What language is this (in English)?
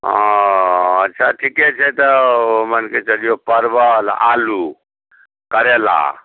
Maithili